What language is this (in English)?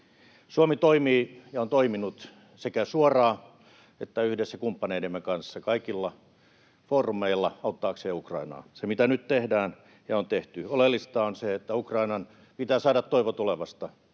Finnish